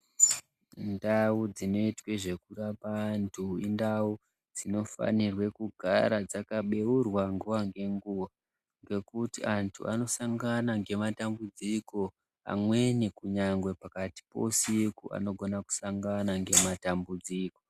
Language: Ndau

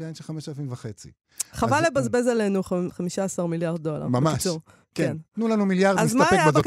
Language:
Hebrew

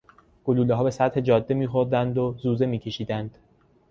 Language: Persian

